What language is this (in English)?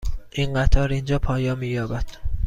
Persian